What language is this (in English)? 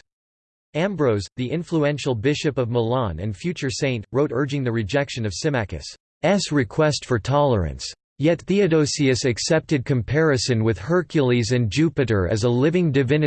English